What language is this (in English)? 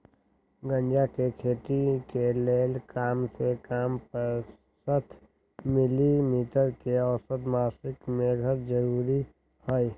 Magahi